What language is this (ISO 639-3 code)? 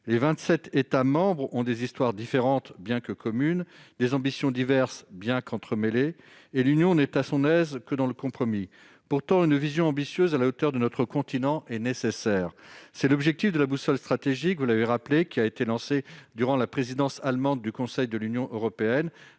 fra